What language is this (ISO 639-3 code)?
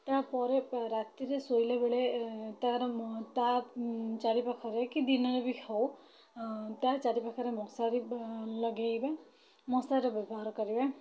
ori